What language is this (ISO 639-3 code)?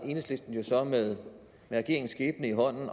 dan